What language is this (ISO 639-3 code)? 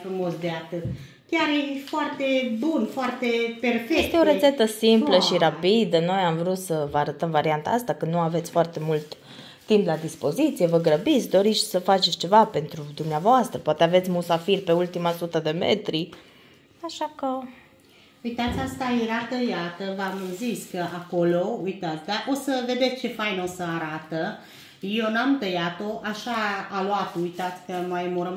ron